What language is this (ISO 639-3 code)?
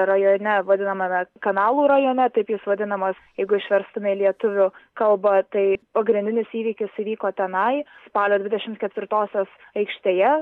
lit